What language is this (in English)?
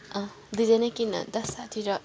Nepali